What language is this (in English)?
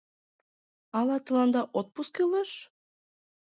Mari